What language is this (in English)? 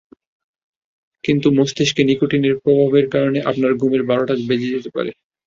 Bangla